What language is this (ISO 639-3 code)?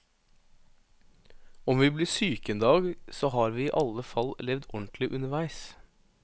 nor